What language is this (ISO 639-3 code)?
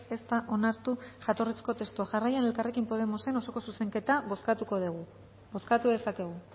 eus